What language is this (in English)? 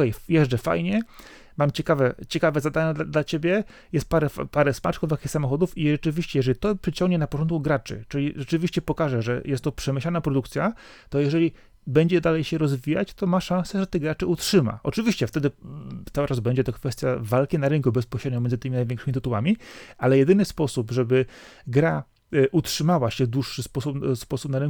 Polish